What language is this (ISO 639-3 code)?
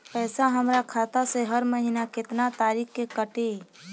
bho